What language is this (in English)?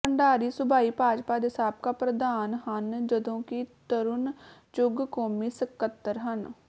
Punjabi